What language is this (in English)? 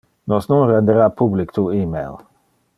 Interlingua